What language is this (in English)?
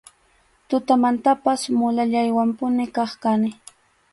Arequipa-La Unión Quechua